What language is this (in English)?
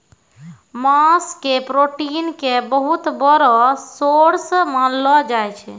Maithili